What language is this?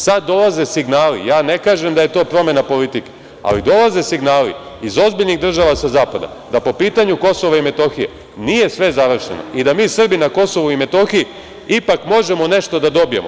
Serbian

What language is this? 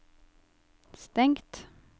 Norwegian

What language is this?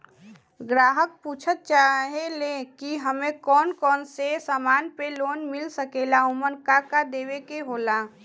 Bhojpuri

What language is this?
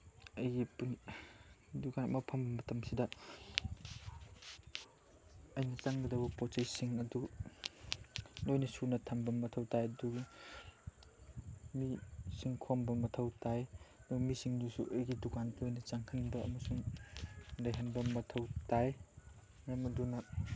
Manipuri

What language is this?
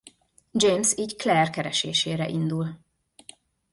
Hungarian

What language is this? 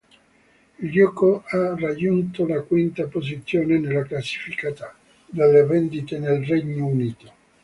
Italian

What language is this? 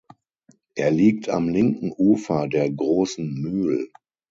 German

